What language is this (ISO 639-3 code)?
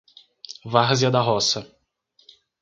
por